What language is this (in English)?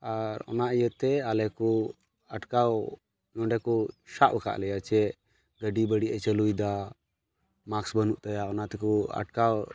Santali